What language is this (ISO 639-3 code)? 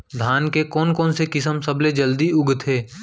hne